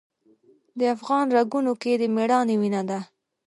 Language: Pashto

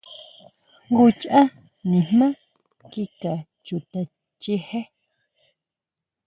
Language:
Huautla Mazatec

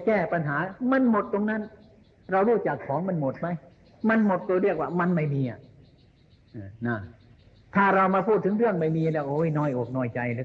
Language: Thai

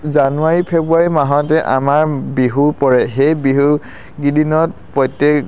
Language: Assamese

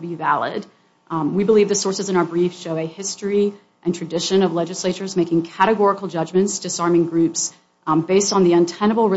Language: English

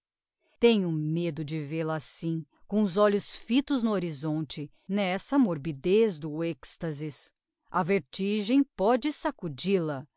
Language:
Portuguese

